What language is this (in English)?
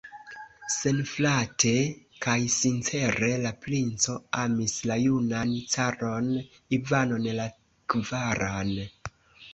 Esperanto